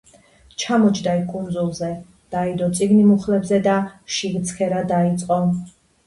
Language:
Georgian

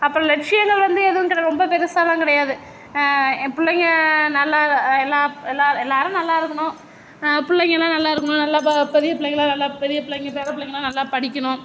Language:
Tamil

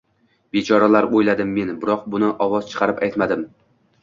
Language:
Uzbek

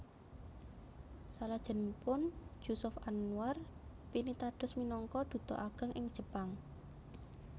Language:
Javanese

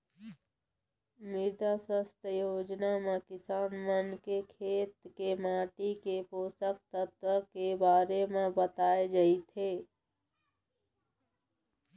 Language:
Chhattisgarhi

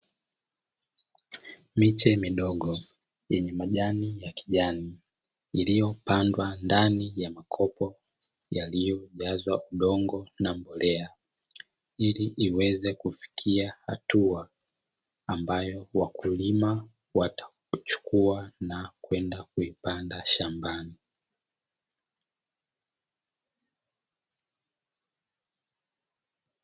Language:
Swahili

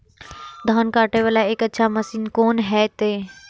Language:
Maithili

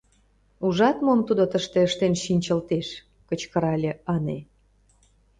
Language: Mari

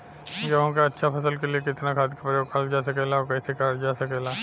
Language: Bhojpuri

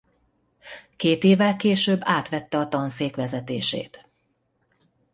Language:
Hungarian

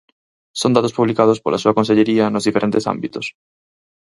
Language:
Galician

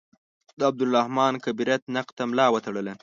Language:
Pashto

